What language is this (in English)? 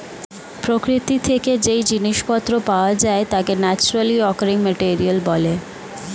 Bangla